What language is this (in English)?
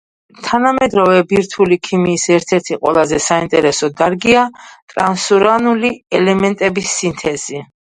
Georgian